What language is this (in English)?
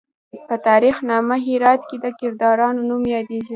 Pashto